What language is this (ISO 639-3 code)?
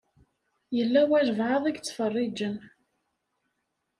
kab